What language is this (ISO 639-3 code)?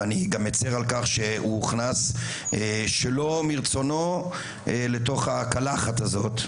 heb